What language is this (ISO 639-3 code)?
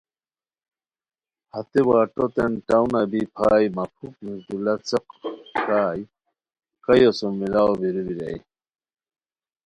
khw